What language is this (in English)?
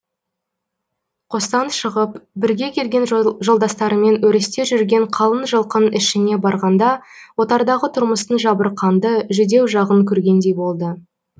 Kazakh